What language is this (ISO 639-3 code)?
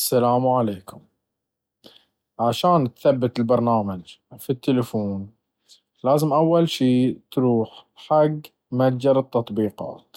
abv